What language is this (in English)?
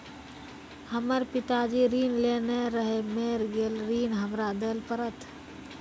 Maithili